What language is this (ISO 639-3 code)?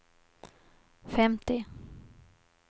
swe